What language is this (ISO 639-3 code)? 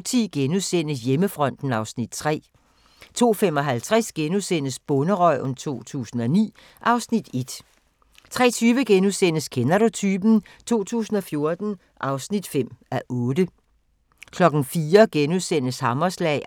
dan